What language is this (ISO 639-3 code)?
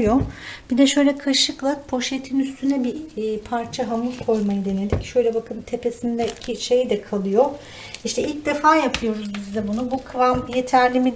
tur